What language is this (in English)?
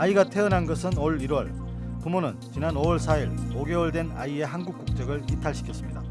Korean